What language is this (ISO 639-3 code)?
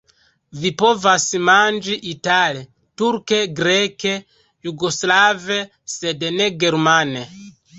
epo